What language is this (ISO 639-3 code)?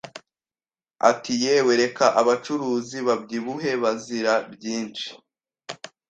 kin